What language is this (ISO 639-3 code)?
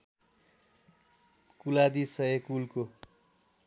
nep